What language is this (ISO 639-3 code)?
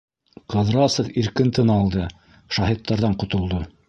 bak